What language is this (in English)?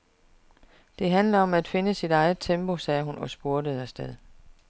Danish